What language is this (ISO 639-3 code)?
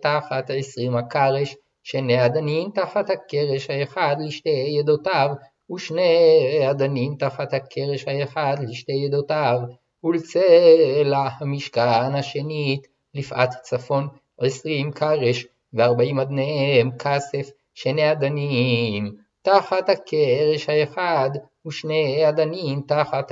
heb